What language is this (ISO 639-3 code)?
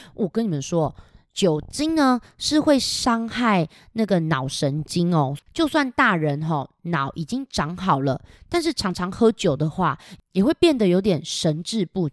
zho